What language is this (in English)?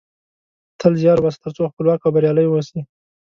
Pashto